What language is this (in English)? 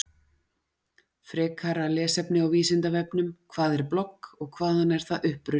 Icelandic